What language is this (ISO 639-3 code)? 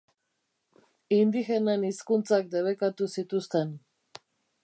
eus